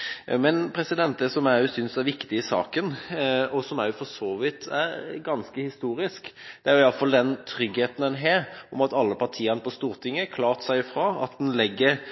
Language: Norwegian Bokmål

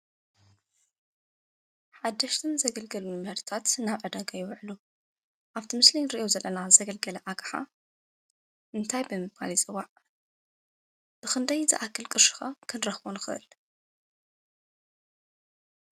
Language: Tigrinya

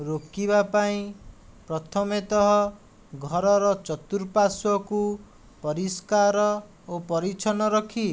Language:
Odia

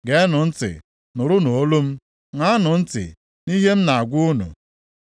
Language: Igbo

